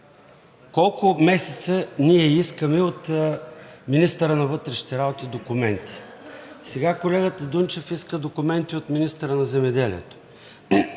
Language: Bulgarian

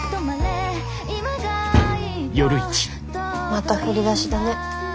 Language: Japanese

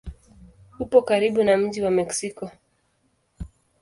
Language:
Swahili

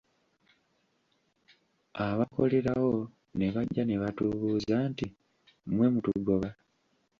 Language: Ganda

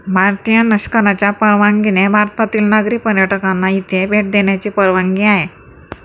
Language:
Marathi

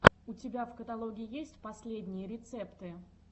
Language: Russian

